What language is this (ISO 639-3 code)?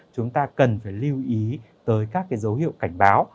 vie